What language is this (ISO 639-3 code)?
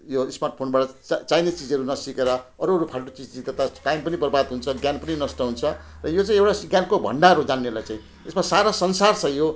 nep